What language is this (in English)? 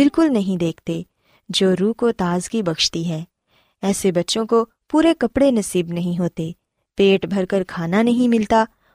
Urdu